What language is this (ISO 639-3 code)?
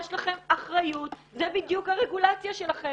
heb